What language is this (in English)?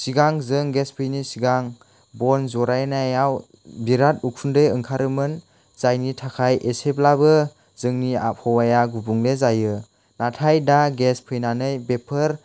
Bodo